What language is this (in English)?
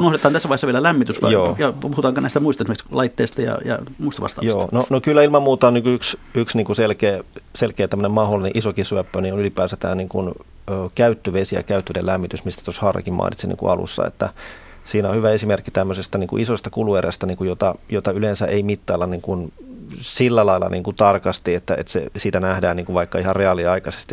Finnish